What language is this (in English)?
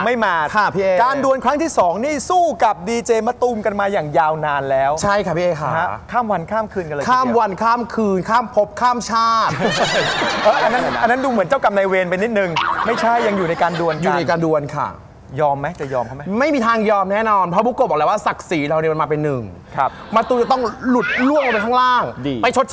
Thai